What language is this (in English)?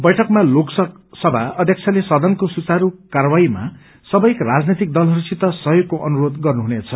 Nepali